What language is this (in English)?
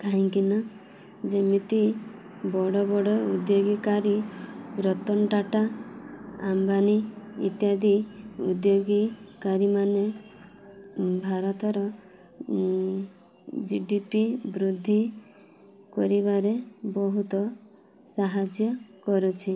Odia